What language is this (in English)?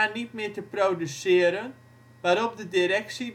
Dutch